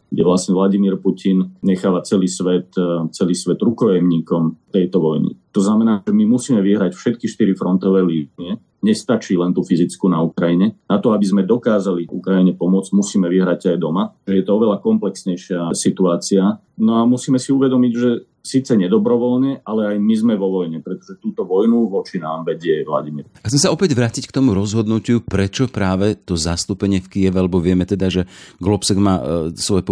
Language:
Slovak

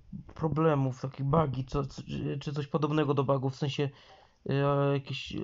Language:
Polish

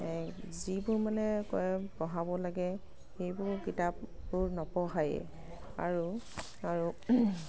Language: Assamese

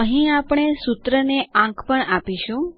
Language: Gujarati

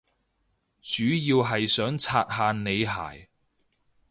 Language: Cantonese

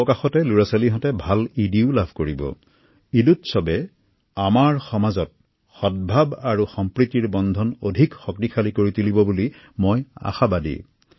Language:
Assamese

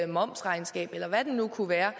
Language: Danish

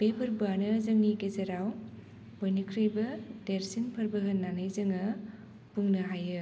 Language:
Bodo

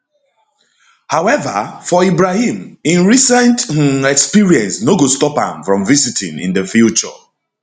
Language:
Nigerian Pidgin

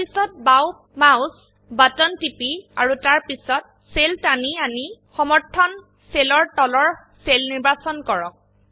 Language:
Assamese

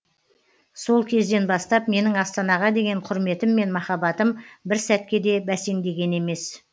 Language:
Kazakh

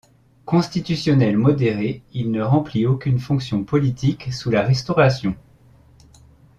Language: French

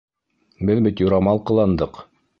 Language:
Bashkir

